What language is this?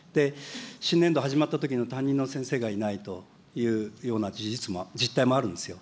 Japanese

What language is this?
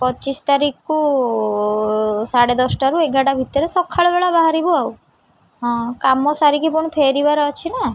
Odia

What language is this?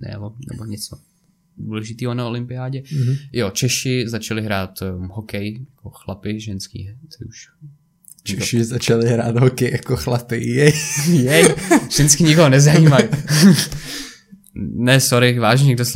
Czech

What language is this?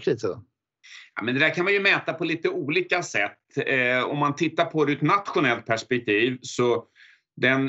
Swedish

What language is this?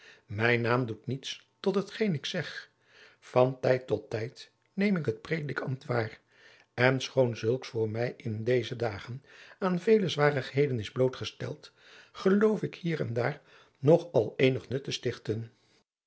Dutch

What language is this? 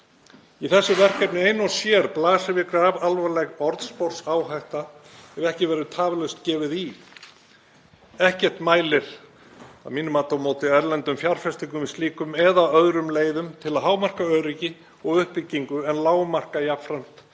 Icelandic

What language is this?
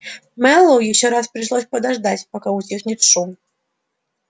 Russian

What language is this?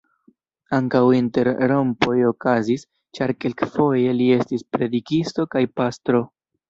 Esperanto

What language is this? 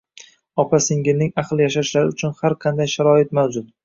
Uzbek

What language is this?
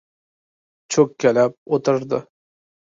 Uzbek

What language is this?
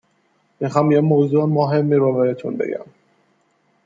Persian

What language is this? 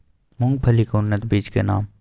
Maithili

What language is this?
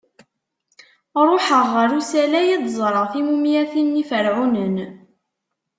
Kabyle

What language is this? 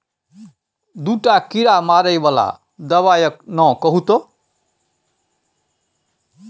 Maithili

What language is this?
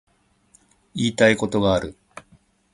Japanese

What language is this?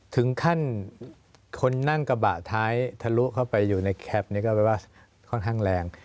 Thai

